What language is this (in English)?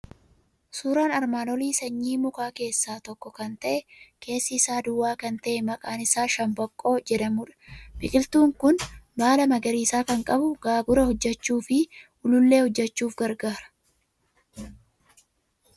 Oromo